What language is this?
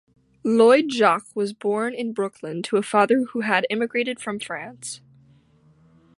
English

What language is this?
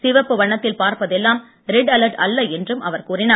Tamil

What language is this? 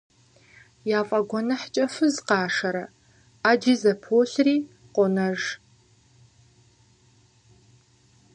Kabardian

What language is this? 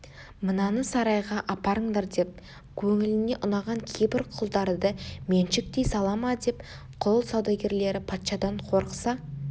Kazakh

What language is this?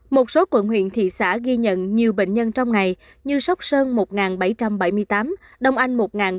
Vietnamese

